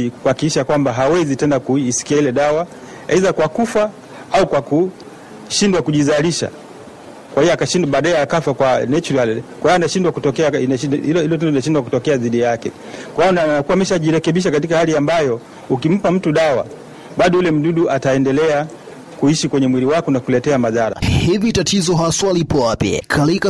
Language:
Swahili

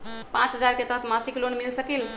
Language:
Magahi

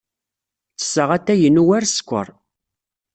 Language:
Kabyle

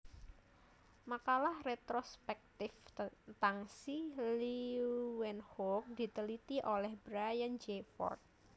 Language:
Javanese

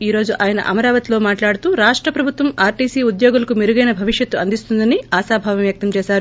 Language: Telugu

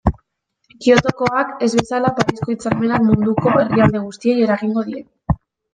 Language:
Basque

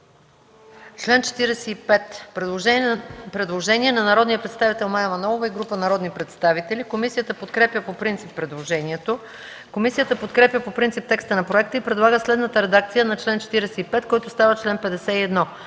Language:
Bulgarian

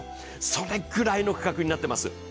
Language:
Japanese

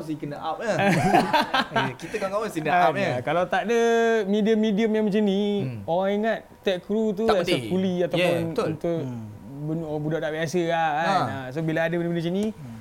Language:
Malay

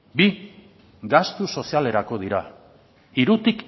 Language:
Basque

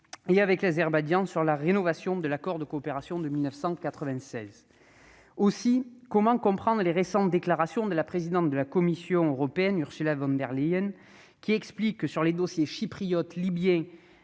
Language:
French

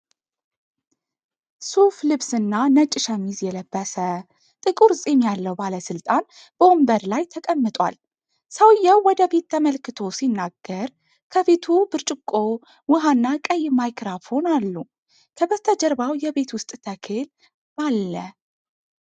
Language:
Amharic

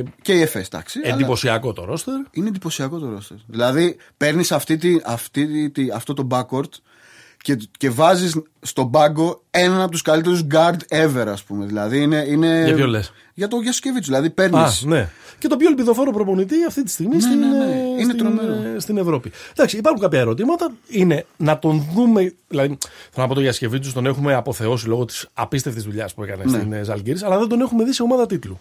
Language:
Greek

